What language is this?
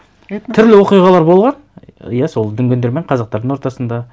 Kazakh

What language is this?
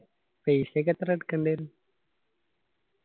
Malayalam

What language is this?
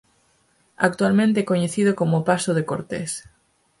Galician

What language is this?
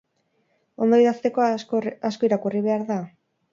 Basque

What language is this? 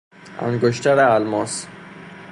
Persian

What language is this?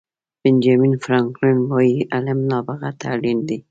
Pashto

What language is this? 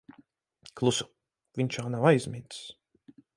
Latvian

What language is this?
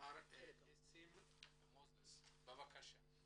Hebrew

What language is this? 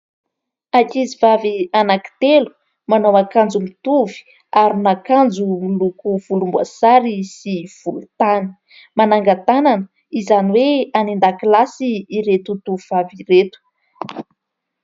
Malagasy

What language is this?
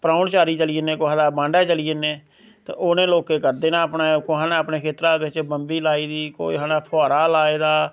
Dogri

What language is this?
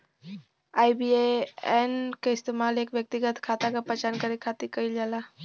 Bhojpuri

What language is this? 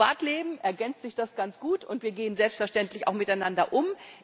German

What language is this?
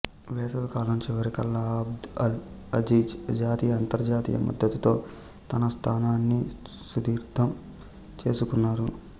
Telugu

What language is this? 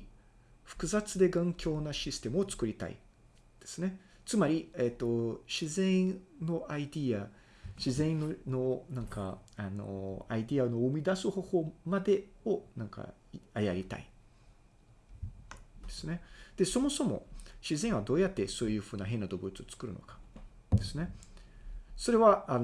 Japanese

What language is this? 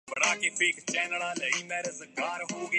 Urdu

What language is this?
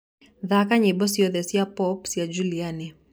Kikuyu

